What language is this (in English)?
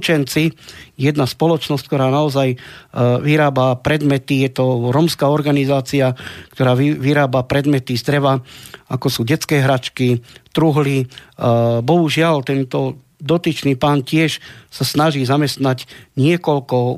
Slovak